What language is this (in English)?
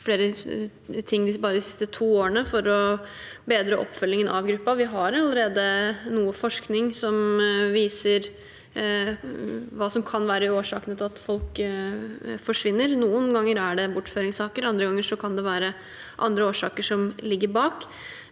Norwegian